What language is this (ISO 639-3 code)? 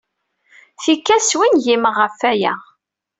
kab